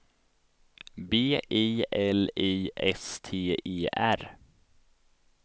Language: Swedish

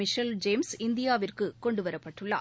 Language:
Tamil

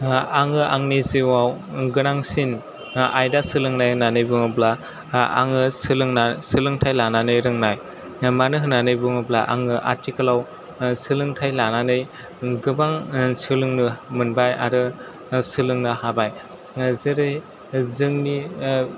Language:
Bodo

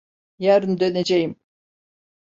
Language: Turkish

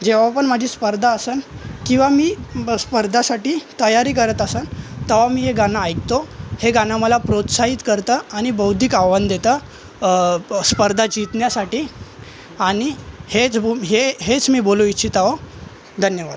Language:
Marathi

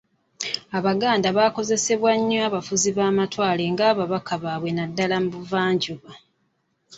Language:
Ganda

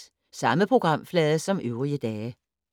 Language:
Danish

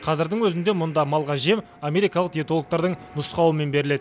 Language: Kazakh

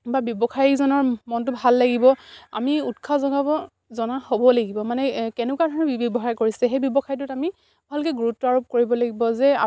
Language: Assamese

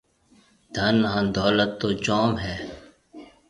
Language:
Marwari (Pakistan)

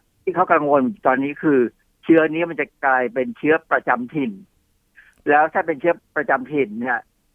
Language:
Thai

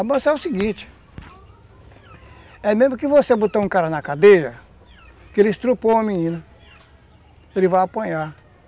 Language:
Portuguese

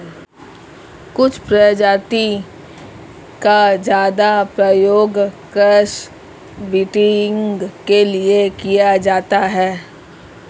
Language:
Hindi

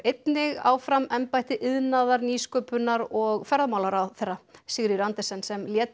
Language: Icelandic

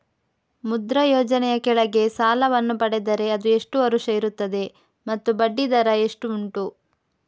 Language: Kannada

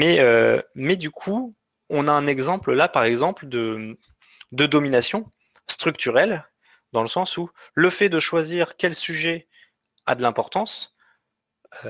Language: French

